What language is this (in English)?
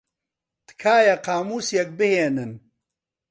Central Kurdish